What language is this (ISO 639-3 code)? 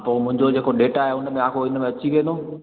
snd